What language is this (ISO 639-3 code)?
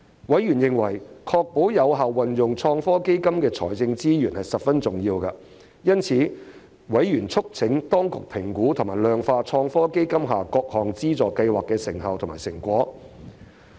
yue